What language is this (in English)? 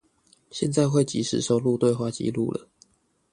Chinese